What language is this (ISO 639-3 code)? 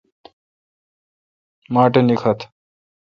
xka